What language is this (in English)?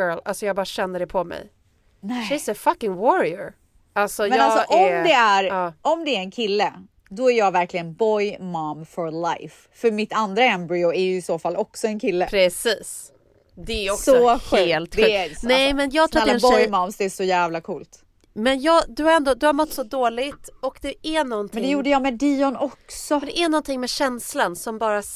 Swedish